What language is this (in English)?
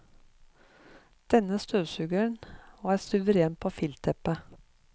Norwegian